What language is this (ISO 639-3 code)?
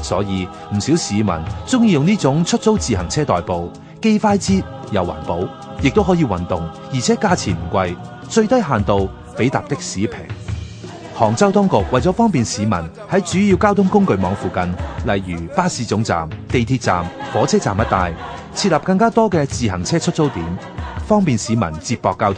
zho